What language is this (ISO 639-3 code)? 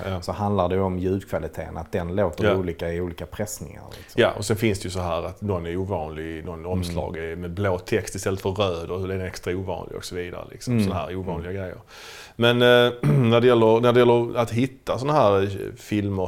swe